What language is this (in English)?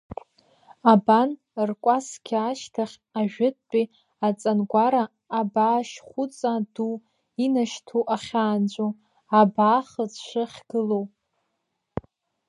Abkhazian